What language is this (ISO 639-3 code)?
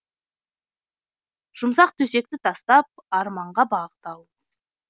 kaz